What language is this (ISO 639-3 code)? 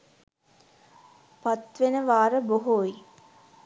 sin